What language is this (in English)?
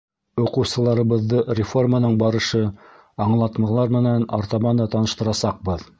Bashkir